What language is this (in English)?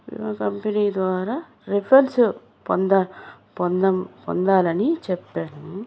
Telugu